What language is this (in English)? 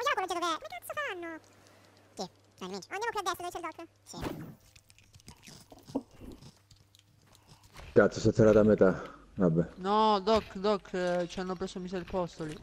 Italian